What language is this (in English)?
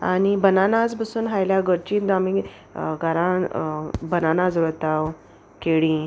Konkani